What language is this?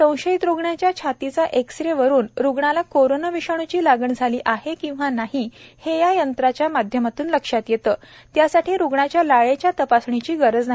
Marathi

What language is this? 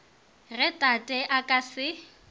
Northern Sotho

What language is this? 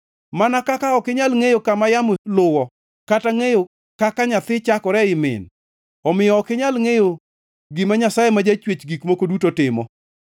Luo (Kenya and Tanzania)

